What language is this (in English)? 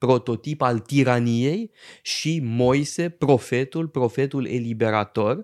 Romanian